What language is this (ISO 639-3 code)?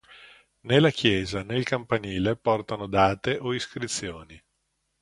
ita